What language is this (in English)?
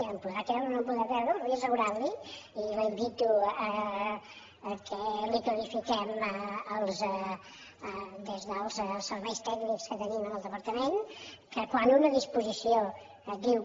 Catalan